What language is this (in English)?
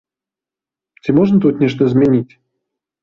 Belarusian